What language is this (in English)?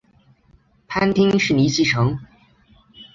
Chinese